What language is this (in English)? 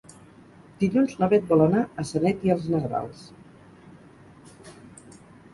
Catalan